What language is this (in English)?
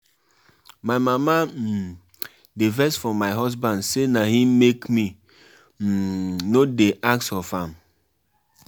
Nigerian Pidgin